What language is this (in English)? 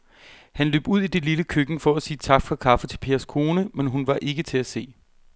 Danish